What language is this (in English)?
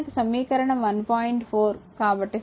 Telugu